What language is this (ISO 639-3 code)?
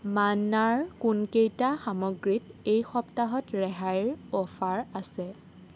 asm